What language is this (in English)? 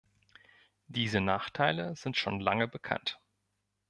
German